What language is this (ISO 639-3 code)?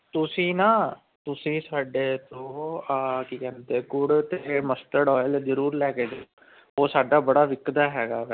pan